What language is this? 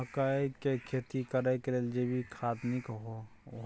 Maithili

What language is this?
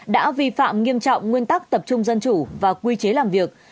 Vietnamese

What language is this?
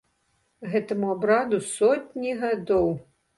Belarusian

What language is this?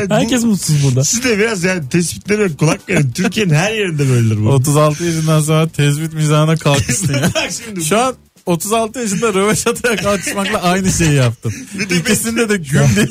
Turkish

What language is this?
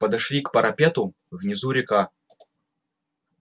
Russian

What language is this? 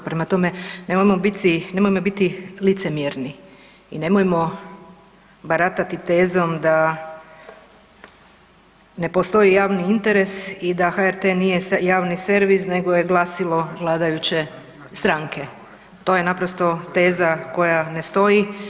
Croatian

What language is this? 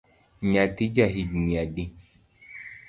Luo (Kenya and Tanzania)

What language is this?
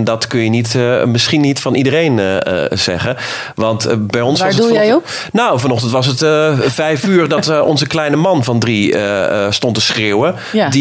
Dutch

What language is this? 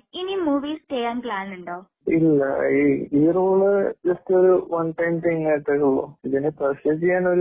Malayalam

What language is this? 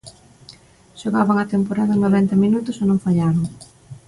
Galician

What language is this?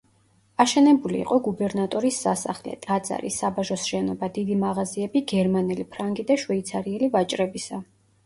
Georgian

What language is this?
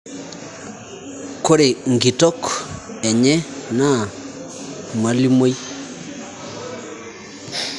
Masai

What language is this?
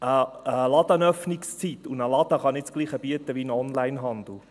Swiss German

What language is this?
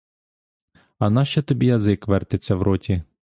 Ukrainian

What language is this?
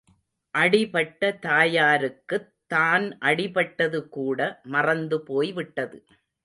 Tamil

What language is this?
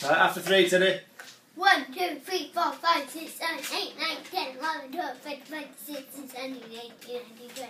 English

